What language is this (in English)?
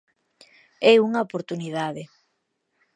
Galician